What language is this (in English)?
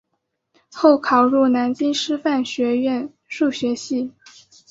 Chinese